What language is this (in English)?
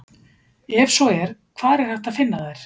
Icelandic